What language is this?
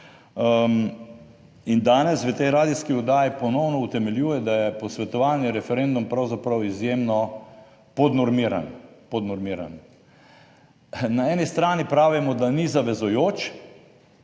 Slovenian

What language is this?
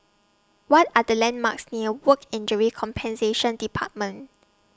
English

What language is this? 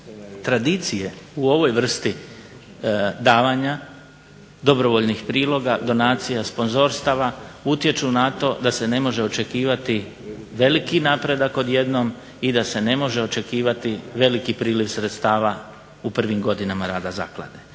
Croatian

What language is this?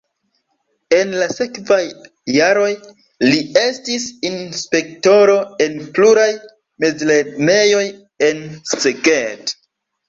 Esperanto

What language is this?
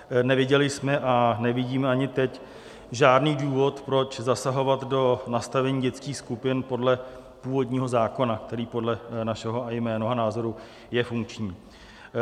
Czech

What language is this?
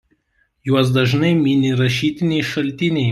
Lithuanian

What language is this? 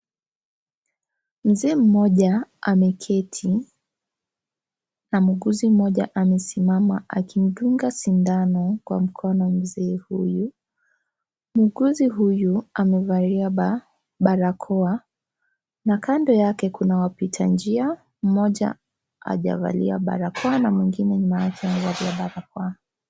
Swahili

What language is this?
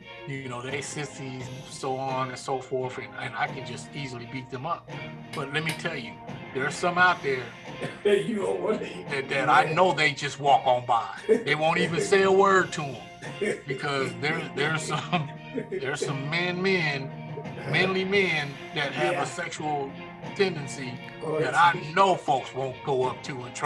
English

